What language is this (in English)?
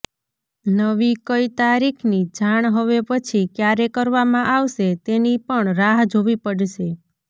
Gujarati